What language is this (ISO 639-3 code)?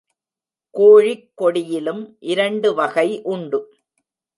tam